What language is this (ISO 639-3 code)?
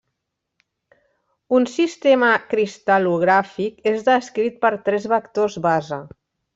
cat